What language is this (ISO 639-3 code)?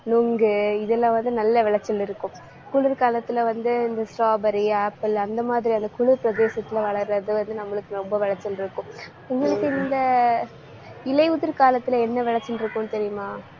tam